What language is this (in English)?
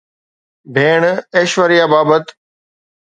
Sindhi